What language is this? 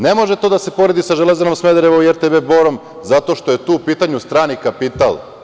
Serbian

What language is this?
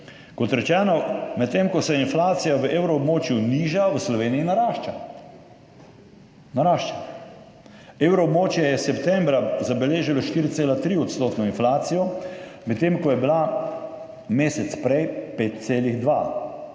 Slovenian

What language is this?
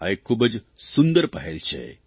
Gujarati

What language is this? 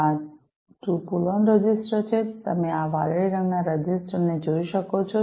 Gujarati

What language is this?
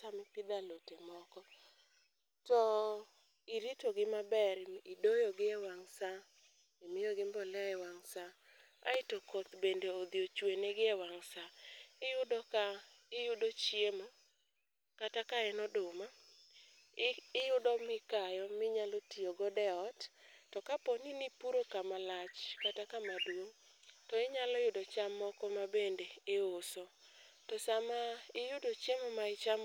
Luo (Kenya and Tanzania)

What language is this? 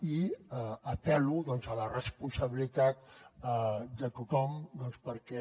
Catalan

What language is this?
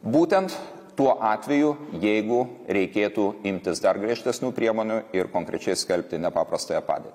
Lithuanian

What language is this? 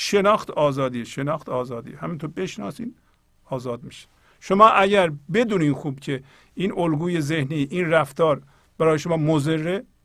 Persian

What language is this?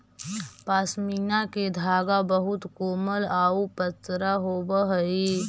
Magahi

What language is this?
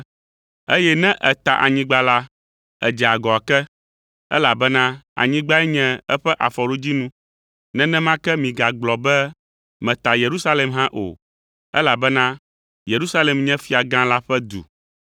Ewe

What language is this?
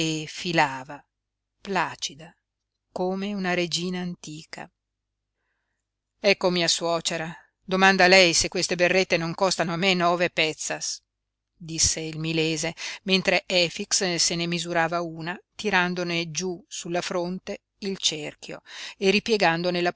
Italian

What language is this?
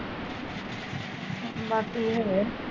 Punjabi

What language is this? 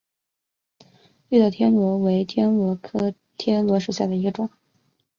Chinese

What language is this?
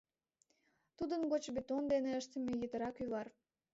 Mari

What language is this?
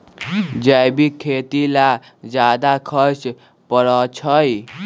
Magahi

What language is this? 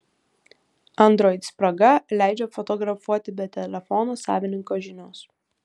Lithuanian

